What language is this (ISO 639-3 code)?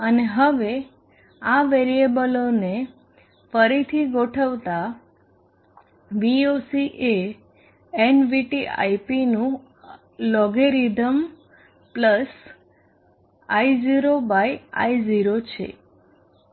guj